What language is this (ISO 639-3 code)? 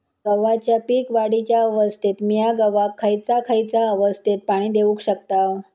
mar